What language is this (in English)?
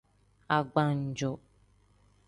Tem